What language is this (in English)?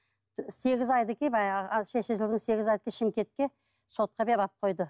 Kazakh